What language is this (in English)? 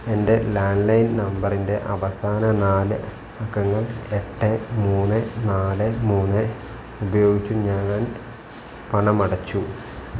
Malayalam